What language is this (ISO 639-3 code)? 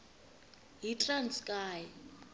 xho